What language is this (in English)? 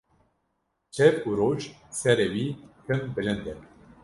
Kurdish